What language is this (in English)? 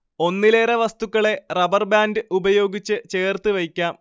Malayalam